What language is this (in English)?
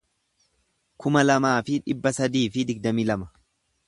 Oromo